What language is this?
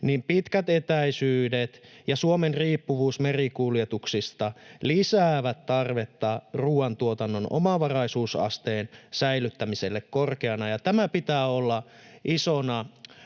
Finnish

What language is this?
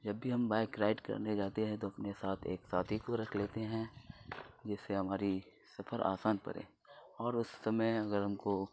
Urdu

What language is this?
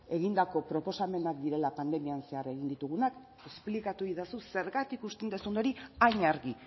Basque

